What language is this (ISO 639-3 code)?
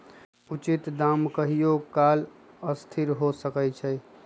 mag